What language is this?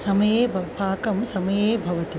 Sanskrit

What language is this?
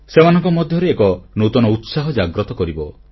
Odia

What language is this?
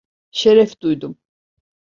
Turkish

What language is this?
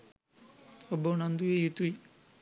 Sinhala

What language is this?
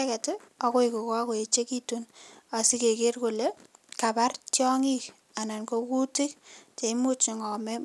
Kalenjin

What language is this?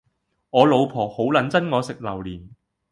Cantonese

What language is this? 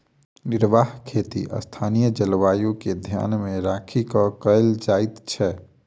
Maithili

